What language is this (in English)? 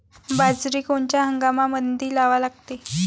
Marathi